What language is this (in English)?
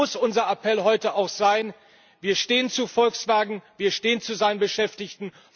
German